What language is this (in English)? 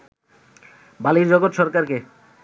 Bangla